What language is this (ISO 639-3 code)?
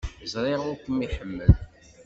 kab